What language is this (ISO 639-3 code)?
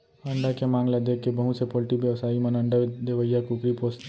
hne